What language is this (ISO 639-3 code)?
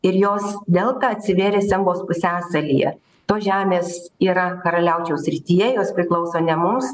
lit